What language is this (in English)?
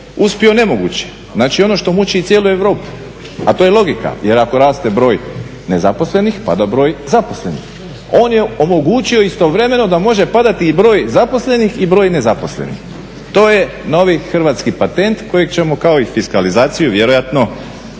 Croatian